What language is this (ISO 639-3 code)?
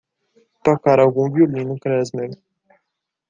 por